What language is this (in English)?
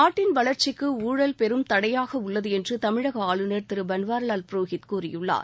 Tamil